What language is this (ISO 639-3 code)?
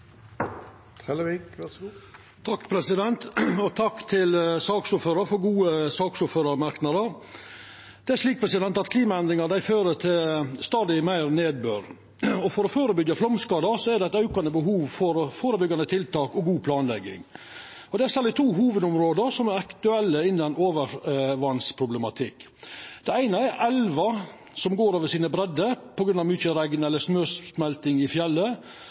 nor